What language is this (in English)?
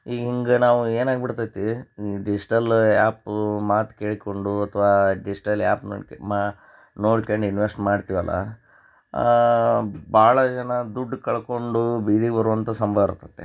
Kannada